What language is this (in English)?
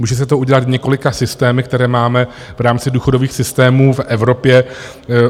Czech